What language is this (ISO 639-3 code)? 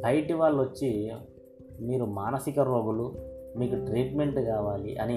tel